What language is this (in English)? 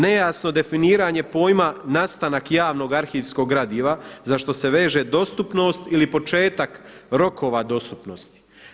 Croatian